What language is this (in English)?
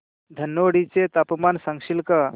Marathi